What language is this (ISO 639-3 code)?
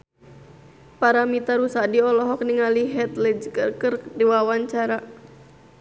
sun